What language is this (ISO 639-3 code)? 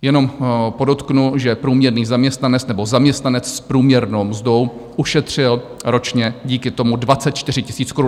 ces